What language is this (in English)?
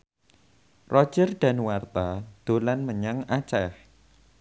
Javanese